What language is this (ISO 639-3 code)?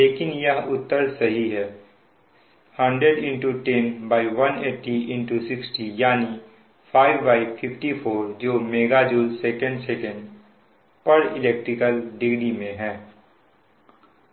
hin